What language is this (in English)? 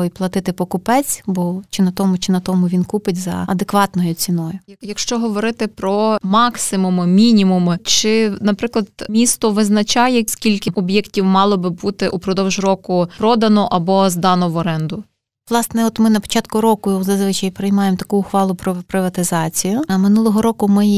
Ukrainian